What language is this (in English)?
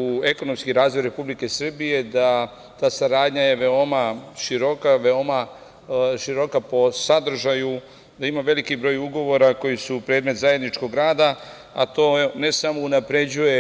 Serbian